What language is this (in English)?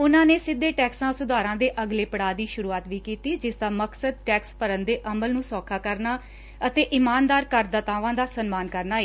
Punjabi